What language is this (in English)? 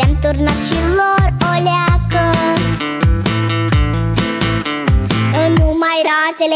Romanian